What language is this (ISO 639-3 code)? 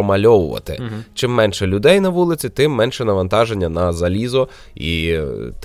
ukr